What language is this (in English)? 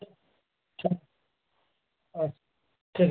Bangla